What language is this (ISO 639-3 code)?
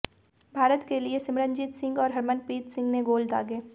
hin